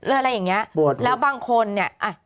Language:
Thai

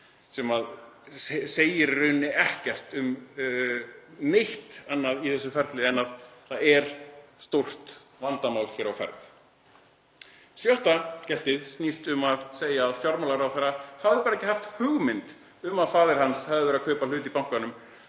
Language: Icelandic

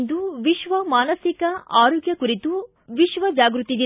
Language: Kannada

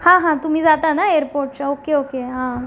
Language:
Marathi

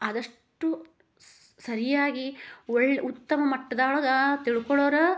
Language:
Kannada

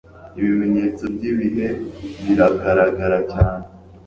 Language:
Kinyarwanda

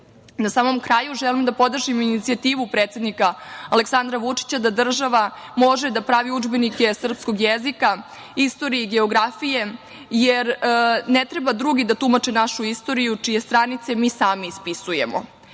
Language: Serbian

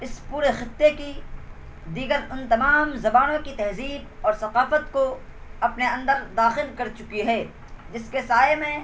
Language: Urdu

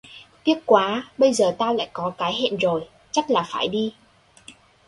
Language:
Vietnamese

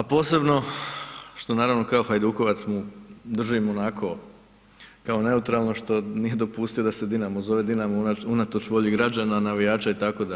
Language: Croatian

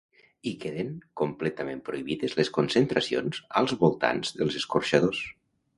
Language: Catalan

